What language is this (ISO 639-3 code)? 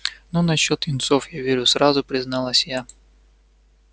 rus